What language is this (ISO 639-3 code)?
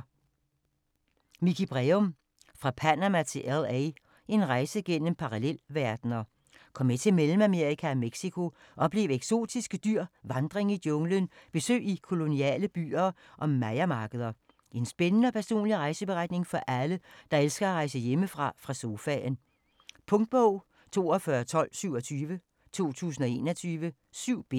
dan